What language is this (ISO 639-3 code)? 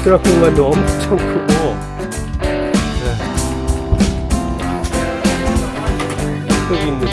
kor